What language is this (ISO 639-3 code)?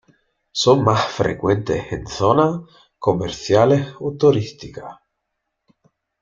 spa